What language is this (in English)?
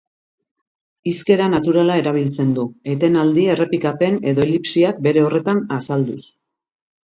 Basque